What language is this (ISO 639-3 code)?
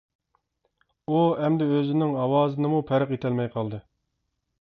uig